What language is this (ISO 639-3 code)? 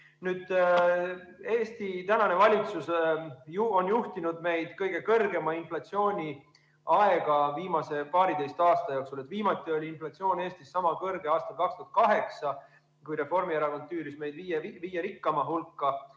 est